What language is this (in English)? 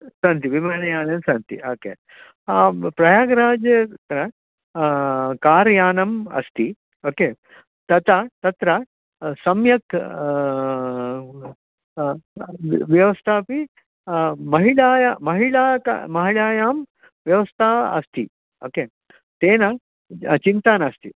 Sanskrit